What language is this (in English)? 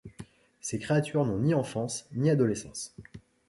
French